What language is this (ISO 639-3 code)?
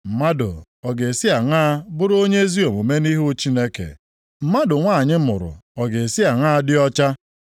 ibo